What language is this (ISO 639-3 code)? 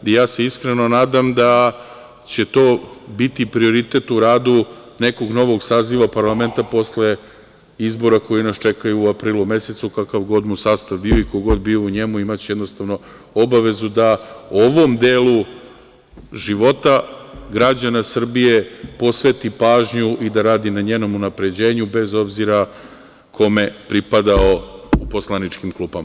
srp